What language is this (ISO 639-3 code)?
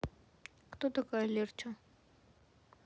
rus